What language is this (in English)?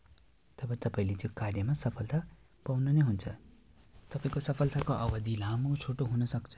Nepali